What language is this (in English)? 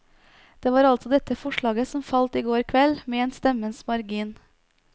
Norwegian